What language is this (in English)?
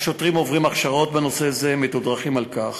Hebrew